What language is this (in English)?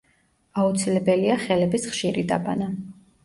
Georgian